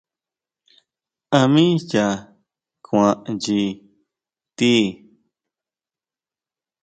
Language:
Huautla Mazatec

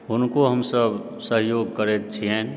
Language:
Maithili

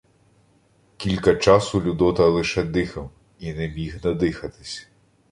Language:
Ukrainian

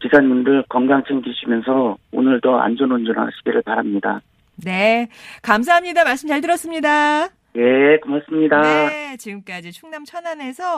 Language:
Korean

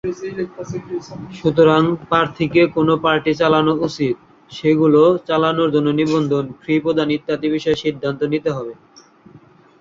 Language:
Bangla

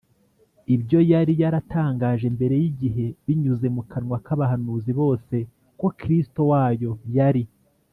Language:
Kinyarwanda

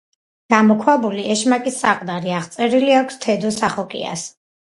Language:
Georgian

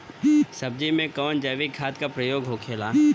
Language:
Bhojpuri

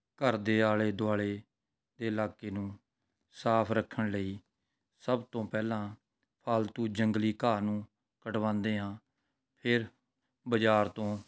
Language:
Punjabi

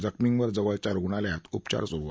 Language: Marathi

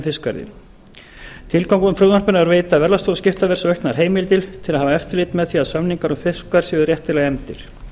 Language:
Icelandic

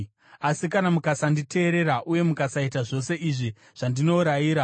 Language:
Shona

